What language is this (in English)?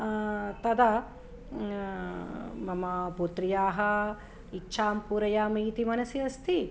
Sanskrit